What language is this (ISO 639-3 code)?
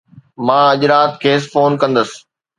snd